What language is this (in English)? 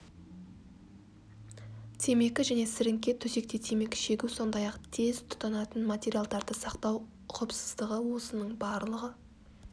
Kazakh